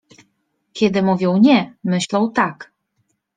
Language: Polish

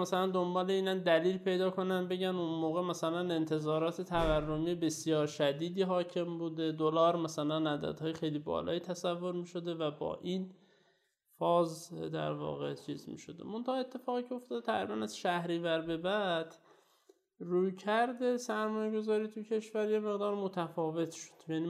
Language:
Persian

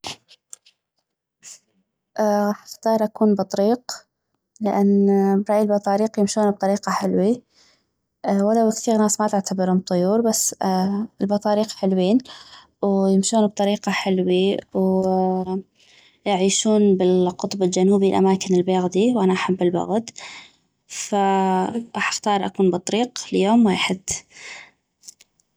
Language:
North Mesopotamian Arabic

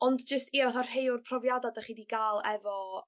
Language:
Welsh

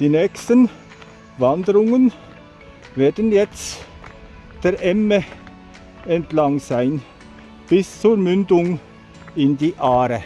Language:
German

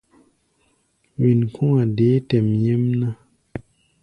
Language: Gbaya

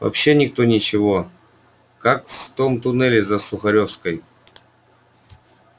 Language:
Russian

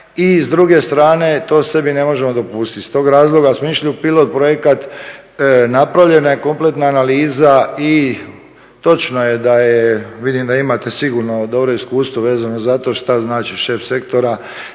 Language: Croatian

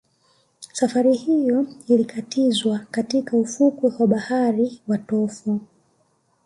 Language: Swahili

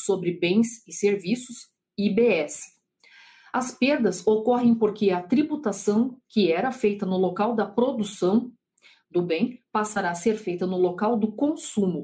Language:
Portuguese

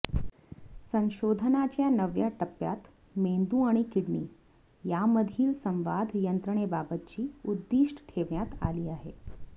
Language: Marathi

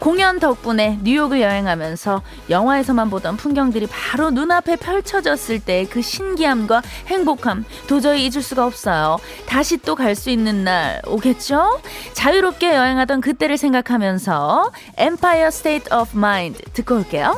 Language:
Korean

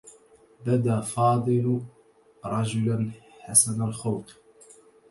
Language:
Arabic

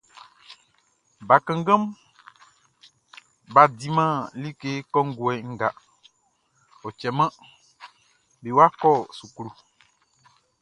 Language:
Baoulé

